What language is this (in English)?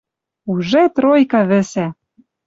Western Mari